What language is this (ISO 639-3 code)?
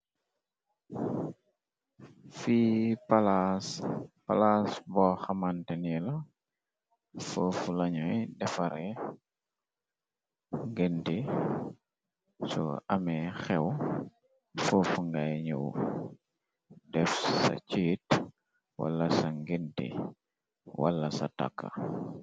wol